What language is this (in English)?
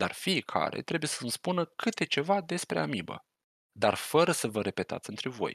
Romanian